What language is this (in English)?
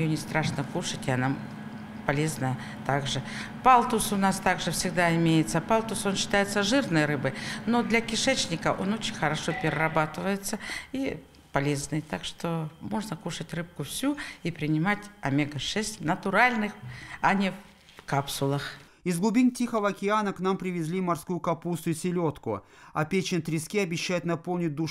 Russian